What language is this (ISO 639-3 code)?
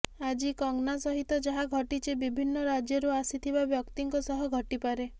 ori